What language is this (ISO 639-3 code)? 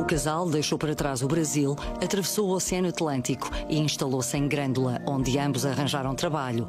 por